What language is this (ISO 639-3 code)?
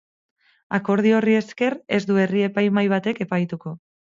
eus